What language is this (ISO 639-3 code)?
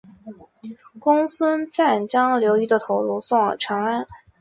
zho